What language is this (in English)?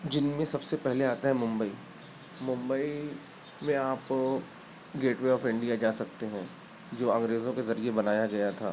Urdu